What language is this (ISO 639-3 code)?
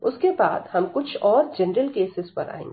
hin